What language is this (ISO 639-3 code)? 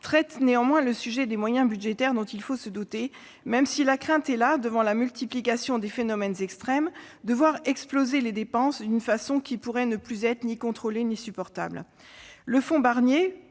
fra